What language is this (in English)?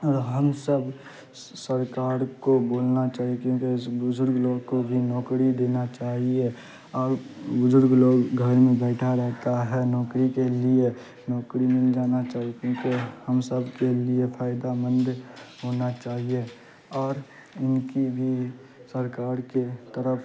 Urdu